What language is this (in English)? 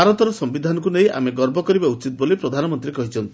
Odia